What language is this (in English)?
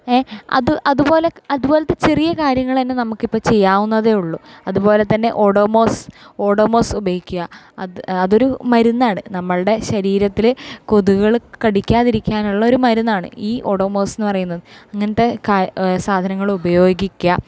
Malayalam